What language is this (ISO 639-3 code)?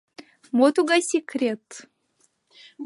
chm